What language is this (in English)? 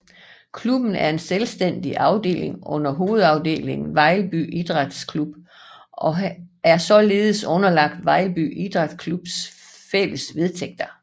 Danish